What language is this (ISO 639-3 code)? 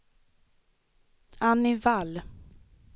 swe